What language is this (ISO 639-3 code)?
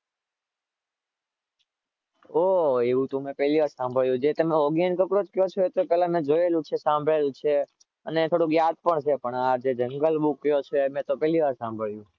guj